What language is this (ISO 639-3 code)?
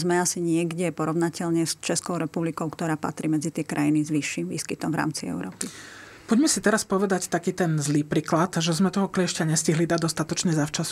slk